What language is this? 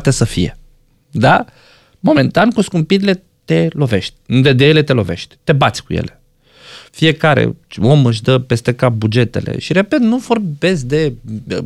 Romanian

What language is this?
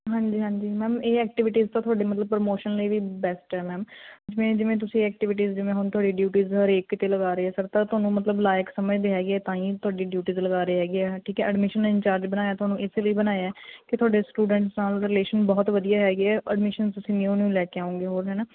Punjabi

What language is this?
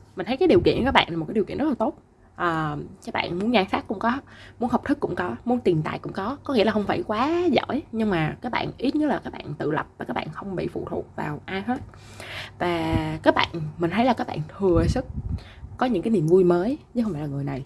Vietnamese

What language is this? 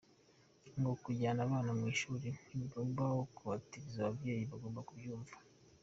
Kinyarwanda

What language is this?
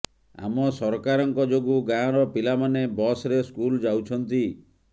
Odia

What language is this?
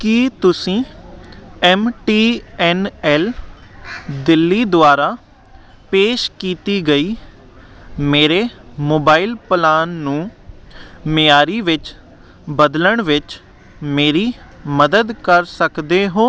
Punjabi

